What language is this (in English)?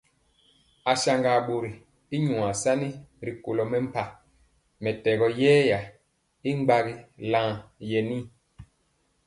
Mpiemo